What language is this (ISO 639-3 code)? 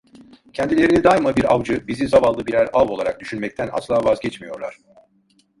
tur